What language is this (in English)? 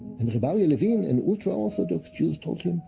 English